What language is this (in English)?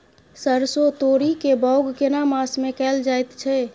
Maithili